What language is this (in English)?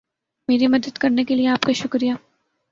Urdu